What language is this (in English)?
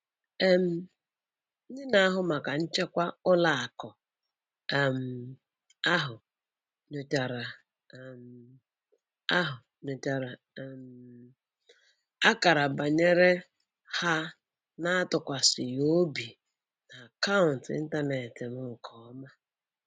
Igbo